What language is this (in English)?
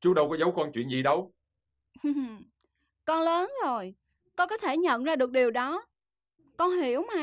Vietnamese